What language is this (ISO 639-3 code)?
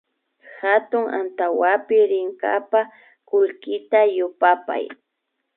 qvi